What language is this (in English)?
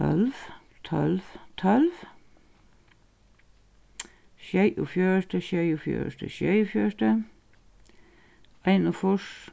Faroese